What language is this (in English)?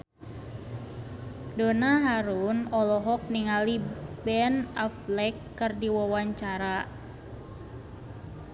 Sundanese